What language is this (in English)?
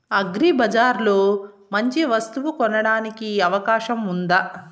Telugu